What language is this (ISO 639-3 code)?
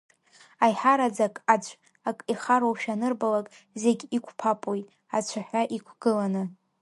abk